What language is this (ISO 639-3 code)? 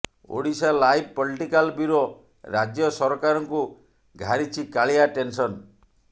ori